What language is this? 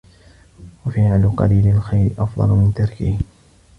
Arabic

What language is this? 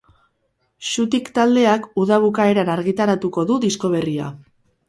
Basque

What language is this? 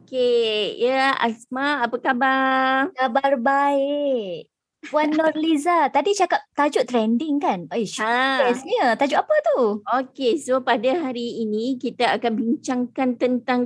Malay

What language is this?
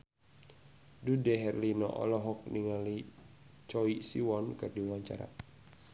Sundanese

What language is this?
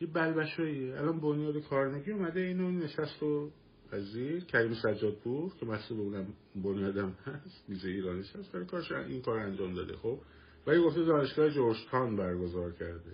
Persian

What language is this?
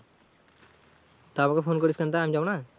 Bangla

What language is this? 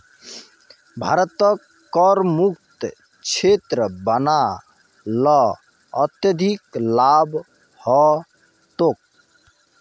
Magahi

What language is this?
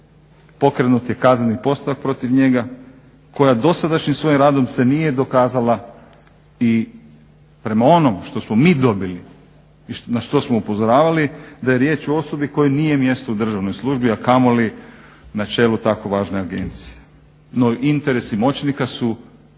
Croatian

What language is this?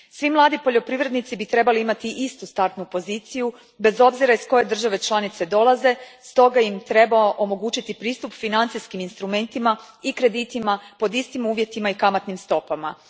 Croatian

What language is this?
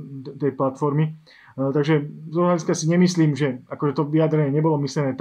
Slovak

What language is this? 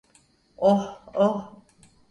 Turkish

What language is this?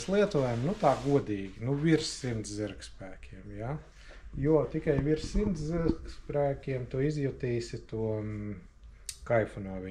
Latvian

